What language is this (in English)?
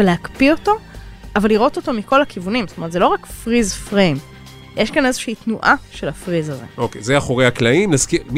Hebrew